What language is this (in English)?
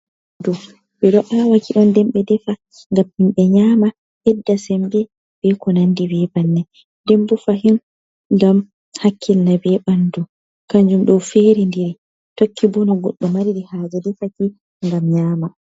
Fula